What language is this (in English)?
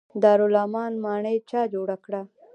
Pashto